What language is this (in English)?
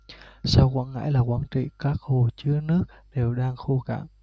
Vietnamese